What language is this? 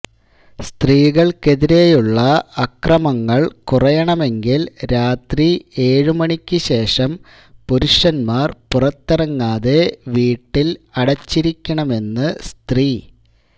Malayalam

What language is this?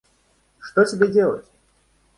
Russian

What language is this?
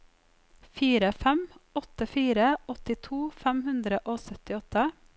Norwegian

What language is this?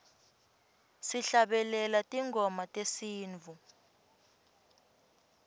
Swati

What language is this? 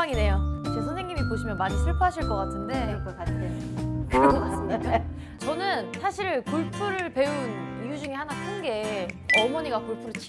Korean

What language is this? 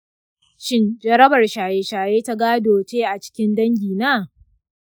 Hausa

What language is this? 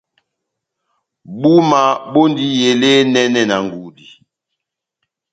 Batanga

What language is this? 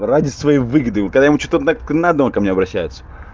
Russian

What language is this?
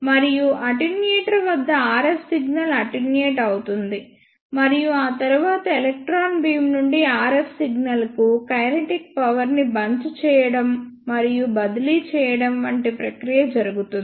Telugu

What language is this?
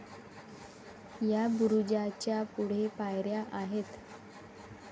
Marathi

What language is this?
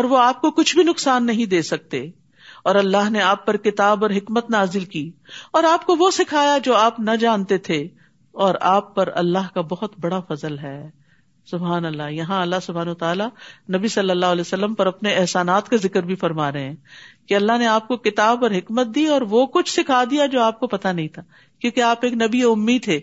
Urdu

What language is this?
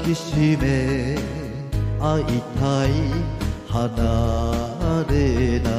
Romanian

